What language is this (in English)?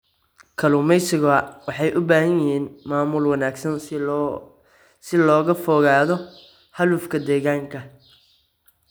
Somali